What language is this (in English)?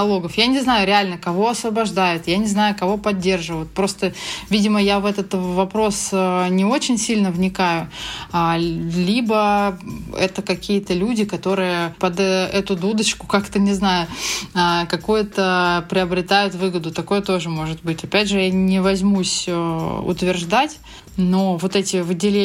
Russian